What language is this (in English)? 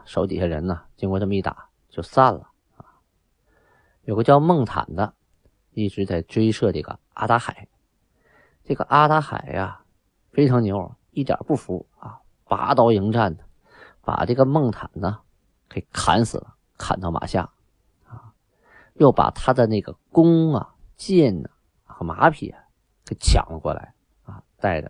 Chinese